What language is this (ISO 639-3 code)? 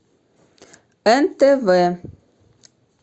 rus